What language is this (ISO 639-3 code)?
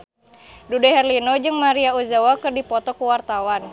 sun